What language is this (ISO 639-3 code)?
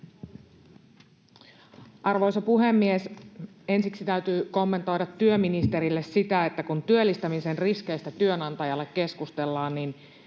fin